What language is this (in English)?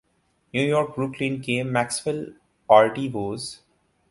Urdu